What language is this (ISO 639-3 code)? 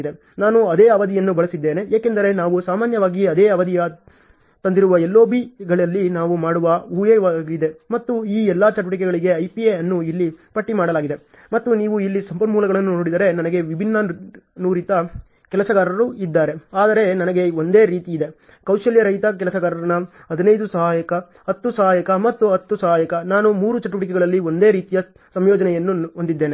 kan